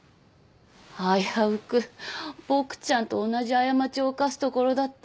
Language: Japanese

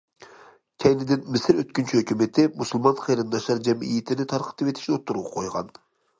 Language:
Uyghur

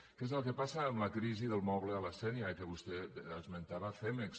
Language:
Catalan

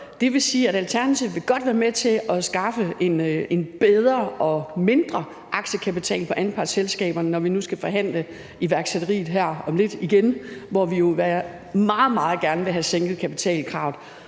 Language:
Danish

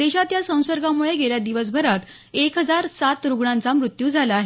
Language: Marathi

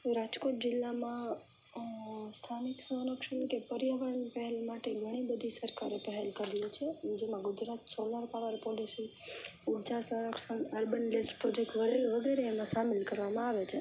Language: Gujarati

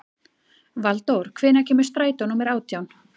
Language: Icelandic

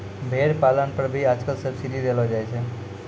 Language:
Maithili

